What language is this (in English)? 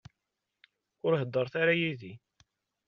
Kabyle